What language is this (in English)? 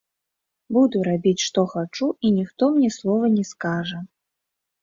Belarusian